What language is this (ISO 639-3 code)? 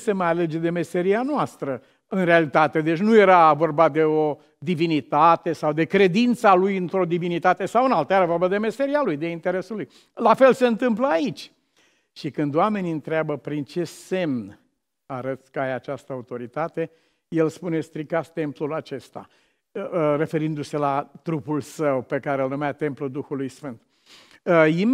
ron